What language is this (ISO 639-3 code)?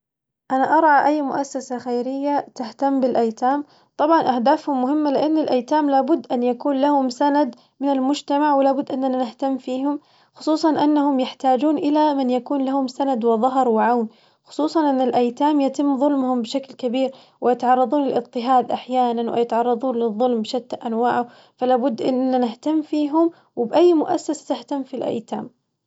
ars